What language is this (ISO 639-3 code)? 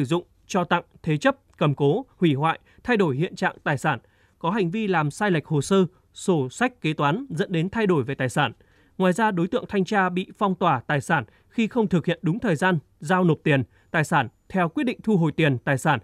vie